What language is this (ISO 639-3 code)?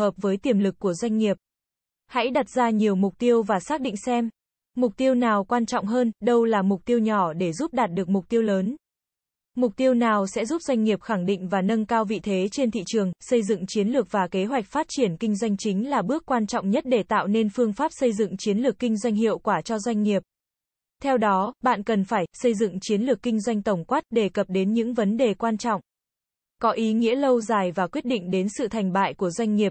vie